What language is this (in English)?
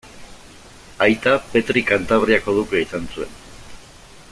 Basque